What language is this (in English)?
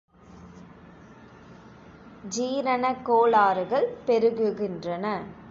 Tamil